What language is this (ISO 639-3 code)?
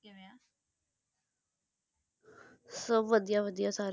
pan